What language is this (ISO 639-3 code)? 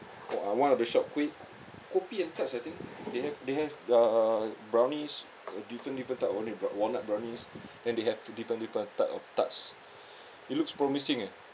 eng